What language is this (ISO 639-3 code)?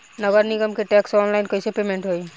bho